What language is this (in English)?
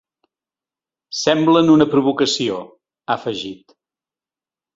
Catalan